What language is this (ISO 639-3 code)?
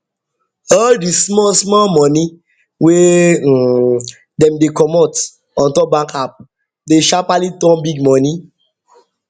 pcm